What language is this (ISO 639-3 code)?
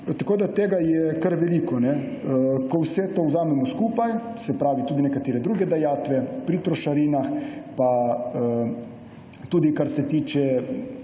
slv